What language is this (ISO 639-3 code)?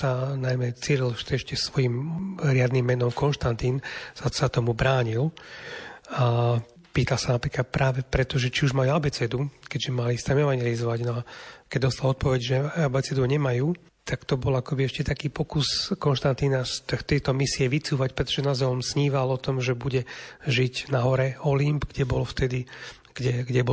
slk